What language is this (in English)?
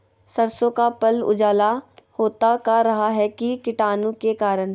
Magahi